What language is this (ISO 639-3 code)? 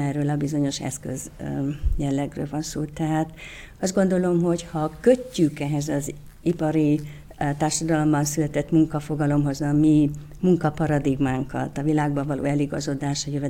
hun